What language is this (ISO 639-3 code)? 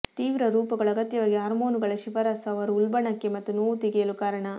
kan